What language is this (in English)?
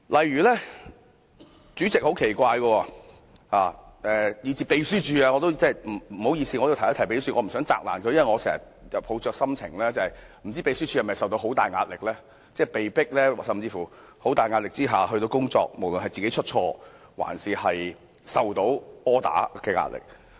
Cantonese